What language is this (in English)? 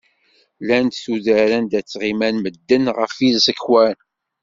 Kabyle